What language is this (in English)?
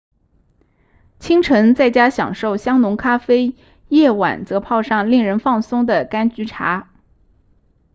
Chinese